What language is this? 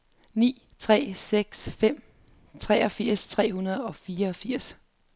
Danish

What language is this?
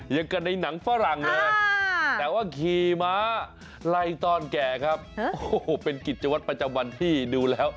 Thai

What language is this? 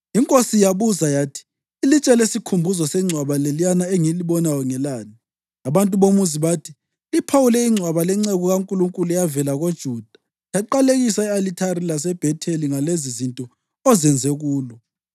North Ndebele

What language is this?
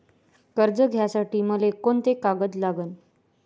Marathi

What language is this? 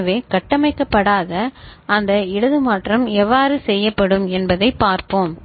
Tamil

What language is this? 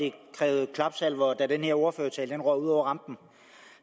Danish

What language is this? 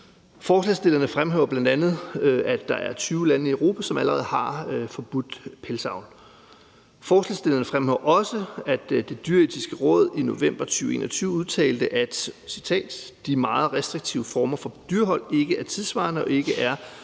Danish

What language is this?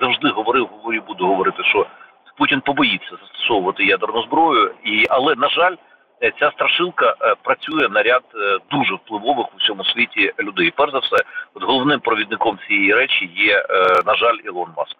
Ukrainian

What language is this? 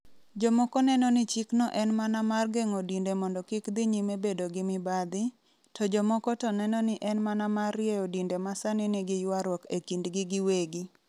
Luo (Kenya and Tanzania)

